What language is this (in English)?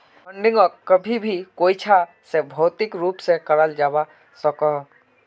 Magahi